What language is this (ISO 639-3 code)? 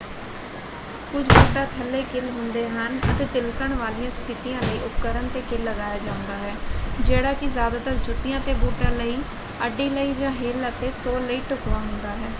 pan